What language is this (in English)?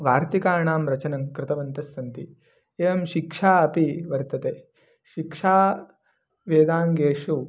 Sanskrit